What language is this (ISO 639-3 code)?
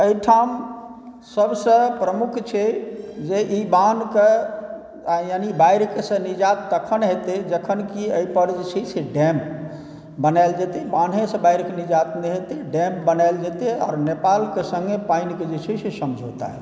mai